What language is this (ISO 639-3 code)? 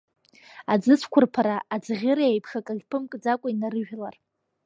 abk